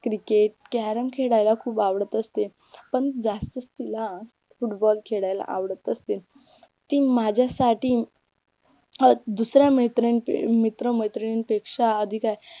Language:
Marathi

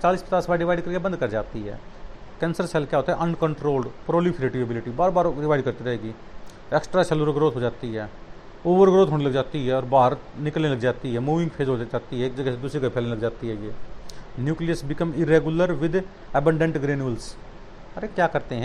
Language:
Hindi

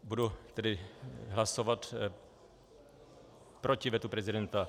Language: Czech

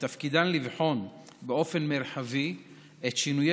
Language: Hebrew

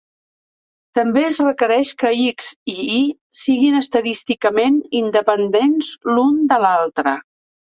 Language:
Catalan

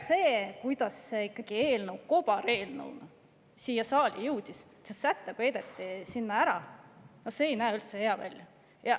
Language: Estonian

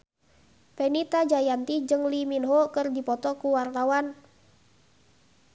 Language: Sundanese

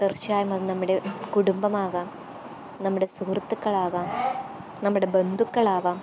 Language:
Malayalam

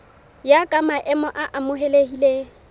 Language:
Southern Sotho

